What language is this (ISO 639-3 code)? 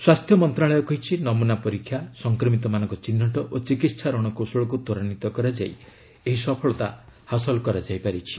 ori